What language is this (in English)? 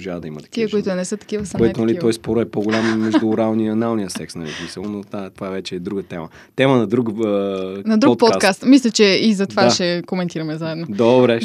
Bulgarian